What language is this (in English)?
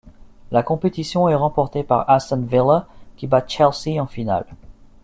French